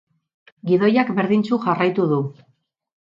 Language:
Basque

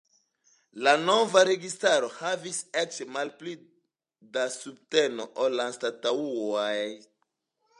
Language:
Esperanto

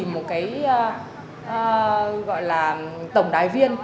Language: Vietnamese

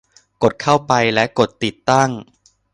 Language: Thai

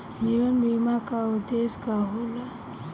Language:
Bhojpuri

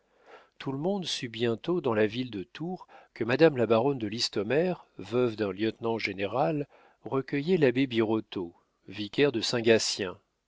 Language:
French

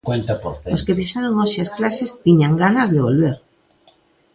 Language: Galician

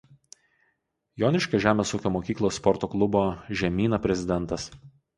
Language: Lithuanian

